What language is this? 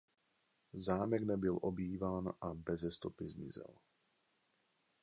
Czech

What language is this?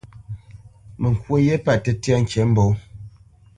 Bamenyam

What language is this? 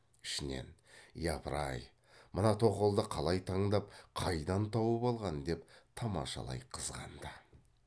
Kazakh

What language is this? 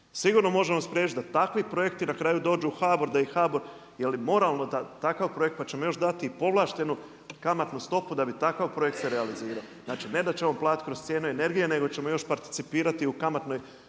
Croatian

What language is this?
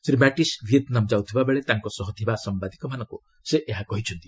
Odia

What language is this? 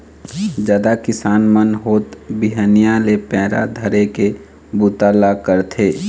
Chhattisgarhi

